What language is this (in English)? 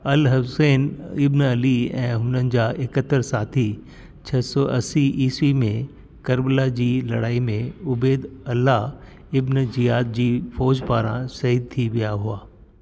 Sindhi